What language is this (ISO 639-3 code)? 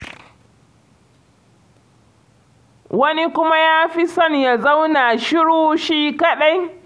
hau